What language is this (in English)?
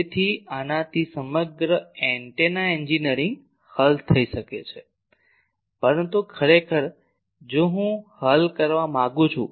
Gujarati